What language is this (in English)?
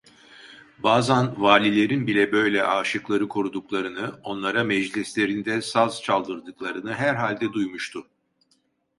Turkish